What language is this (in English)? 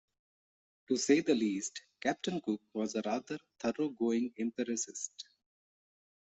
English